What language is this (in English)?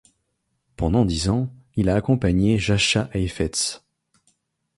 French